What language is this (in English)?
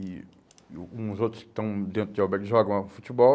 Portuguese